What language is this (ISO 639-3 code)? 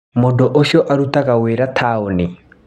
kik